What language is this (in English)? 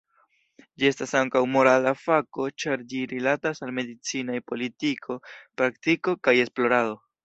Esperanto